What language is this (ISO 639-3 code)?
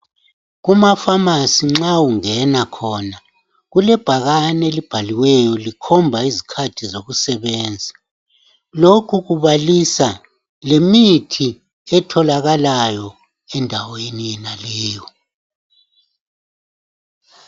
nde